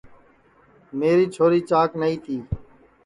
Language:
Sansi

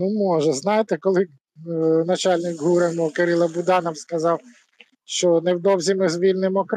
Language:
Ukrainian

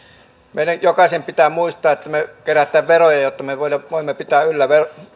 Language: Finnish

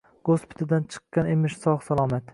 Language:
Uzbek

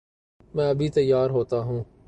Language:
Urdu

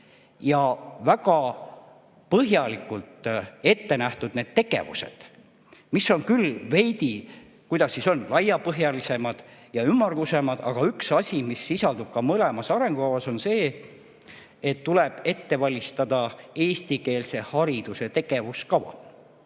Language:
Estonian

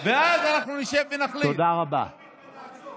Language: Hebrew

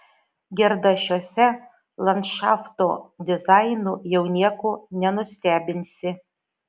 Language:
Lithuanian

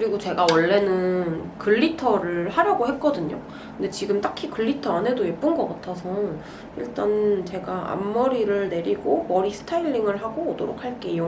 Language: Korean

